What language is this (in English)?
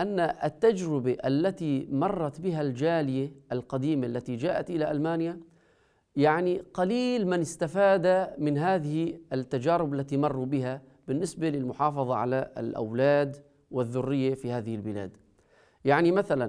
Arabic